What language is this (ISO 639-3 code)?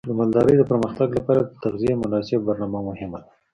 pus